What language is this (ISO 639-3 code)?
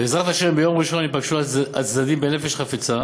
heb